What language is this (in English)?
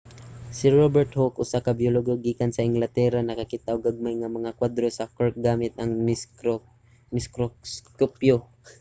Cebuano